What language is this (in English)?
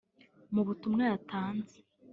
Kinyarwanda